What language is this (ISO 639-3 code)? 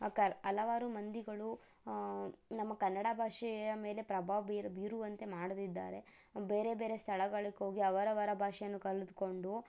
kan